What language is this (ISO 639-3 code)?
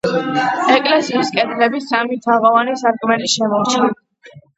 kat